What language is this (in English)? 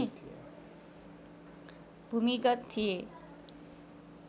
Nepali